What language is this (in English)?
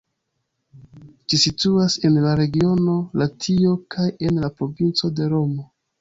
Esperanto